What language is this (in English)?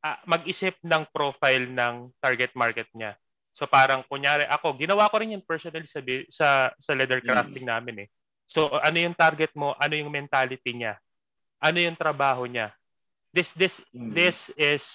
Filipino